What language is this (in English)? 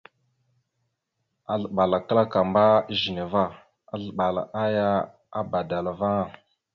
Mada (Cameroon)